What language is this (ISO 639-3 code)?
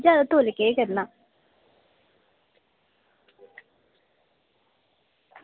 doi